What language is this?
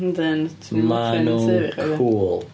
Welsh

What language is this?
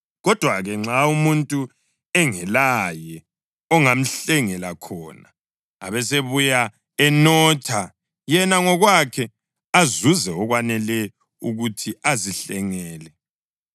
North Ndebele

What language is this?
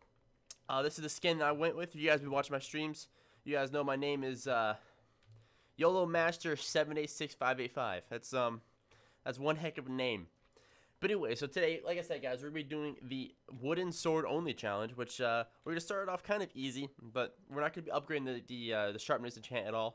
English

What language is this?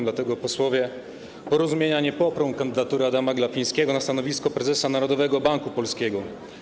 Polish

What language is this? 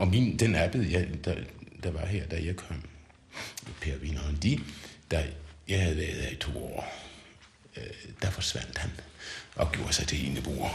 Danish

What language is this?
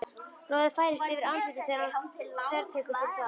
Icelandic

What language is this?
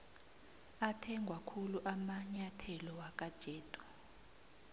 South Ndebele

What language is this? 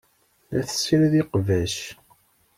Kabyle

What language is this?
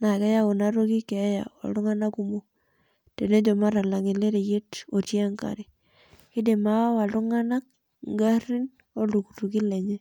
Masai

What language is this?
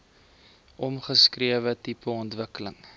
Afrikaans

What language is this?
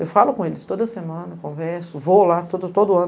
Portuguese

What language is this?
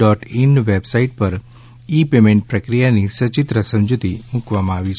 Gujarati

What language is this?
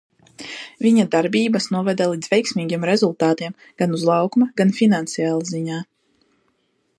Latvian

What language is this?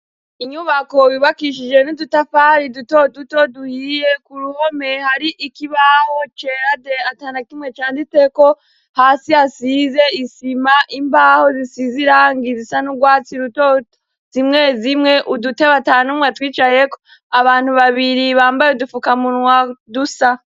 Rundi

